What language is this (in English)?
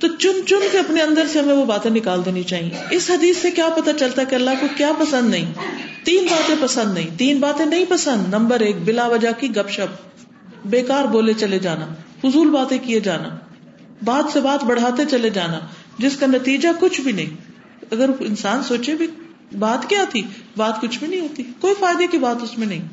Urdu